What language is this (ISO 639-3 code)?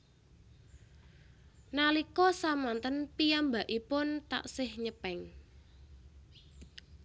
jav